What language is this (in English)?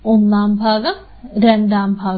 Malayalam